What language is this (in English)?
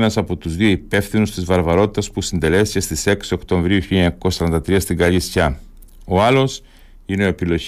Greek